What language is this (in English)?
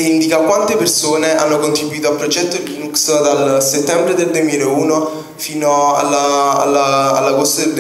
Italian